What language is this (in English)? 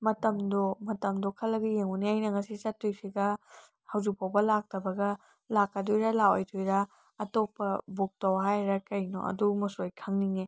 Manipuri